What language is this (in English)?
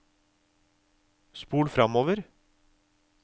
Norwegian